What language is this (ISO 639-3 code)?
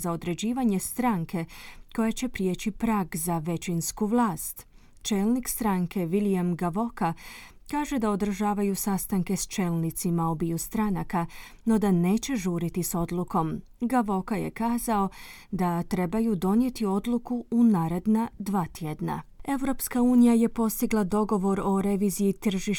hrv